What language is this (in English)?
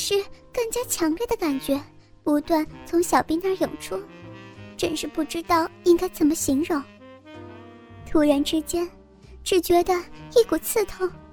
Chinese